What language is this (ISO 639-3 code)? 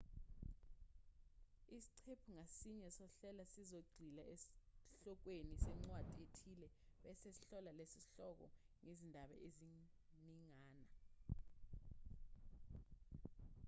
zul